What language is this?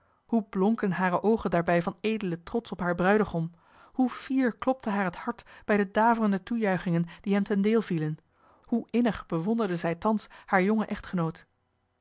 Dutch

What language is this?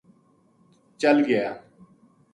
Gujari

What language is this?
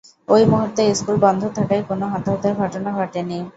Bangla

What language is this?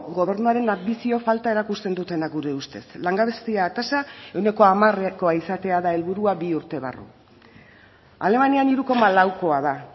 Basque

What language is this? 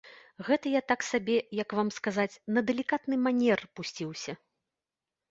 Belarusian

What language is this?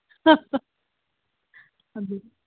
Manipuri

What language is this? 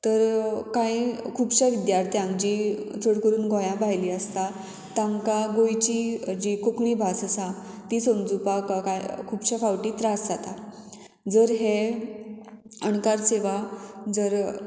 Konkani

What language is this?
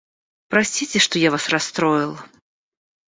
Russian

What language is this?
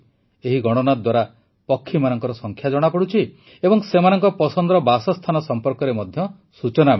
Odia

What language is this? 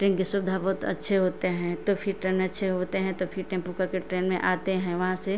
Hindi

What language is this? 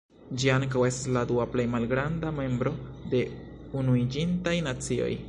Esperanto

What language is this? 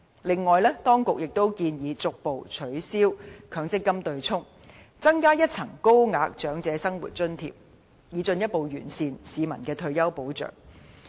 Cantonese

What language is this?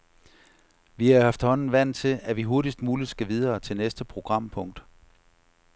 Danish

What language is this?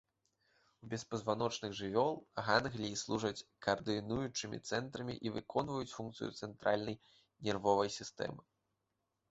Belarusian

